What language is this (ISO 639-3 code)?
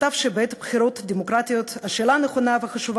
heb